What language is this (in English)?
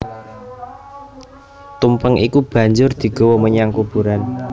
Javanese